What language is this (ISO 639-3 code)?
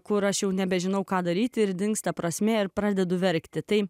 lit